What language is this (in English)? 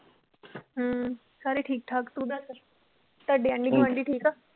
Punjabi